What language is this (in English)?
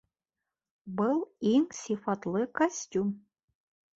Bashkir